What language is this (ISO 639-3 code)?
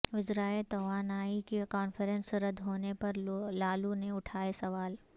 urd